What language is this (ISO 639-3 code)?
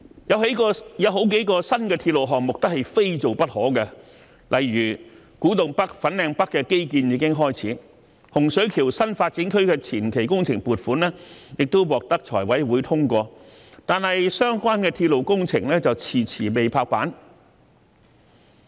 yue